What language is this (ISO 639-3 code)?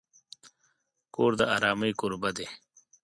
pus